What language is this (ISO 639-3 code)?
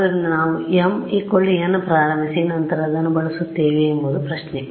kan